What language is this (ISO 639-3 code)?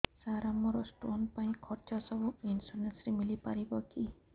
ori